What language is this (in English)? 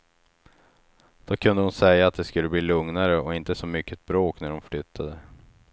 Swedish